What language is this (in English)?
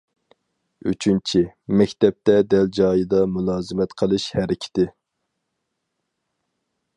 Uyghur